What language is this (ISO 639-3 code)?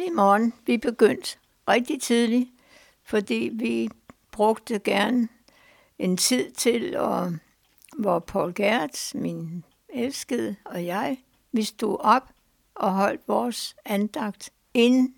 dan